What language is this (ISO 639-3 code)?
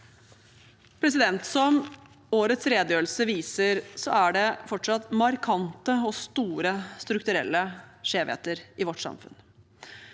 nor